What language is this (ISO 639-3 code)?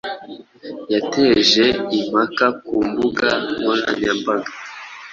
kin